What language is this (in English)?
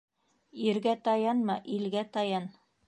Bashkir